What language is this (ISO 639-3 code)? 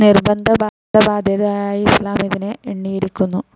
mal